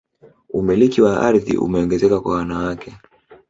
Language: Swahili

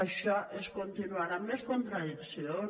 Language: Catalan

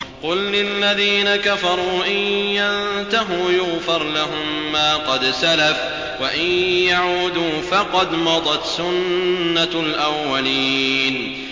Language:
Arabic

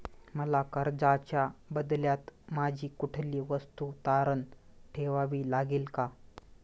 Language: Marathi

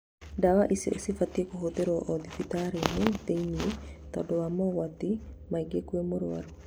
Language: Kikuyu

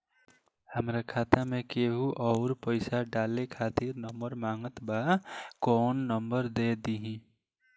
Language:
Bhojpuri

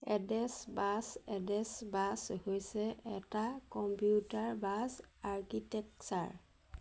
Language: Assamese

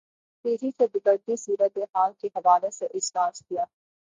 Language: Urdu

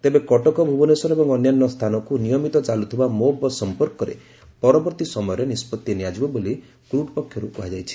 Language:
Odia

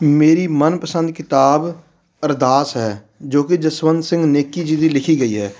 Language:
Punjabi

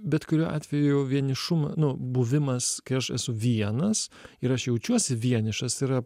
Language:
Lithuanian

